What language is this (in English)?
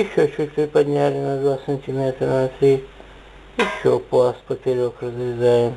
Russian